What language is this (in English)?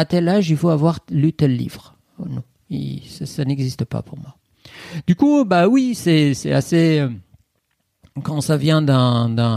French